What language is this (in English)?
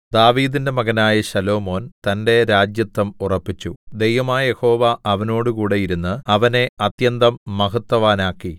Malayalam